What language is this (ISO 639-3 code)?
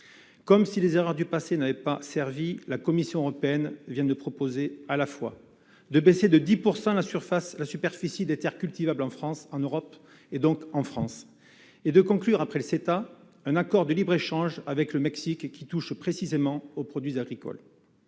fra